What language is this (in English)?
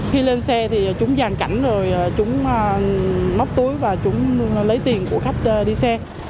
Vietnamese